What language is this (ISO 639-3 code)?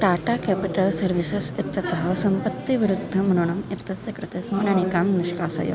san